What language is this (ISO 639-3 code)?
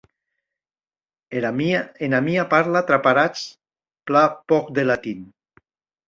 oci